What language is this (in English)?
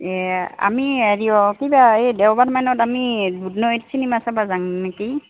Assamese